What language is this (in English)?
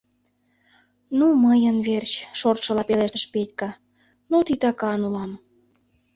Mari